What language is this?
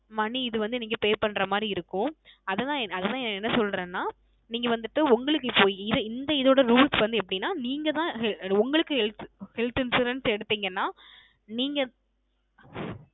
Tamil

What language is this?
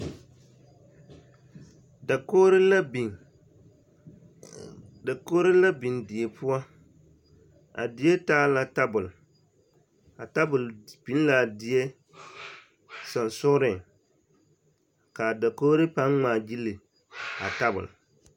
Southern Dagaare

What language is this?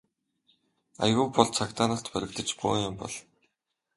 Mongolian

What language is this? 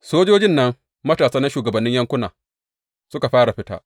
Hausa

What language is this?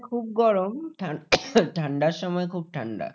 Bangla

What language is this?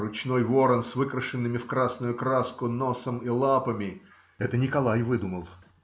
Russian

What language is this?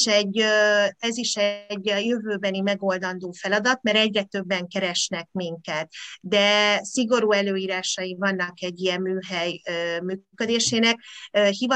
Hungarian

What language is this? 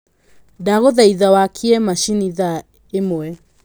Kikuyu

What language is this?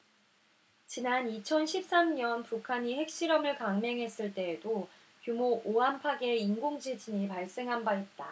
Korean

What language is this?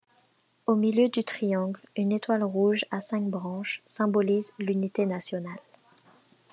French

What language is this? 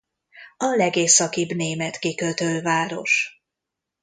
Hungarian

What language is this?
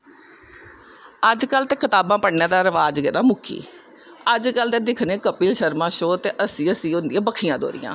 Dogri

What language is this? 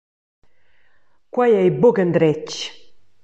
Romansh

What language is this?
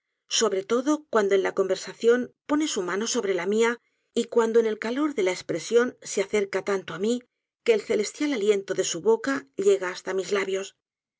Spanish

